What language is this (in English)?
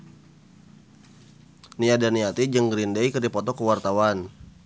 Sundanese